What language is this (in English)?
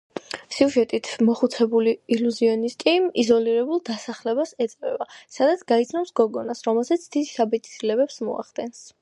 Georgian